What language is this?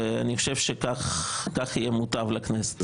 Hebrew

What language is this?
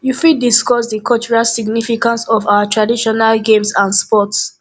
Nigerian Pidgin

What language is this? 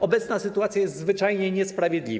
Polish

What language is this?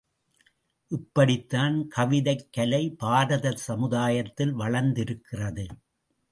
Tamil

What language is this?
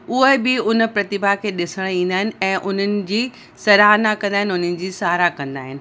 Sindhi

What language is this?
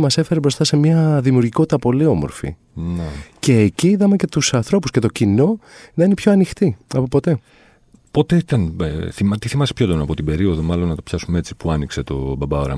Greek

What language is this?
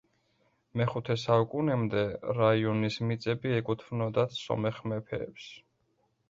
Georgian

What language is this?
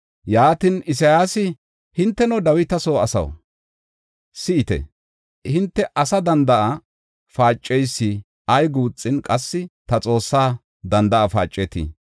Gofa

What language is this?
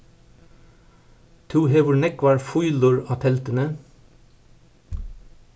Faroese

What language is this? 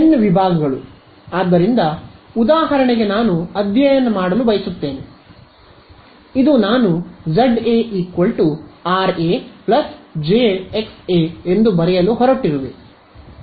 Kannada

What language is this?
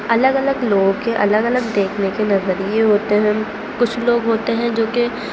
Urdu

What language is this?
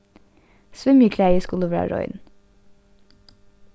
Faroese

